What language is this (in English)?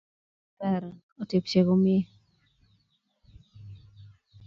Kalenjin